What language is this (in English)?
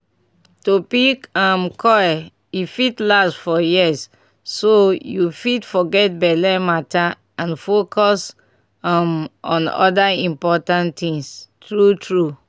Nigerian Pidgin